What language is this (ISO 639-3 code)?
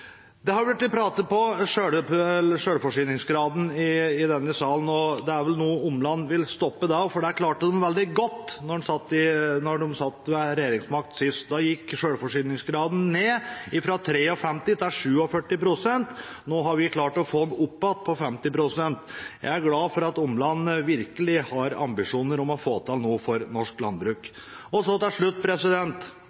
nob